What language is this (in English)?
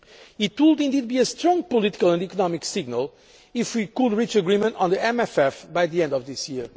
English